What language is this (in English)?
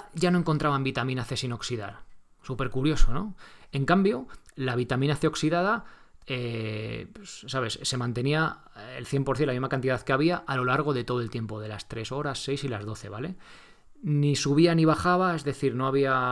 Spanish